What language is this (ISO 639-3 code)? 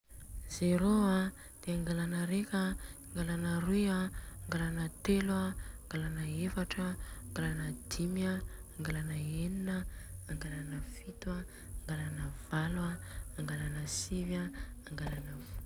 bzc